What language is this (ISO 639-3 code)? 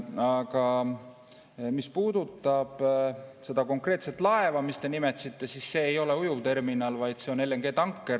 est